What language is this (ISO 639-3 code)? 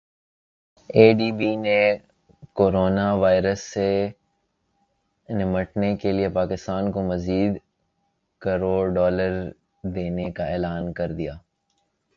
urd